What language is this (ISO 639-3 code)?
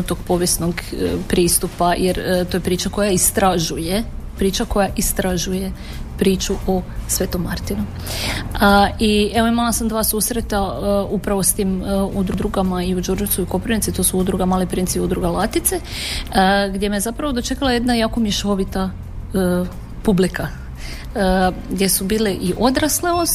hrv